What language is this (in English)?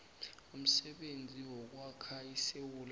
South Ndebele